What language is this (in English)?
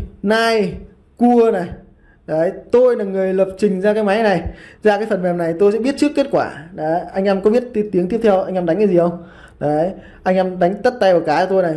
Vietnamese